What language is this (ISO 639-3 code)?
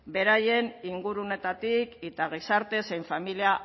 eus